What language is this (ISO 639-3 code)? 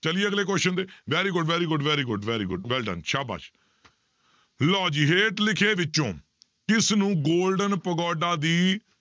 pan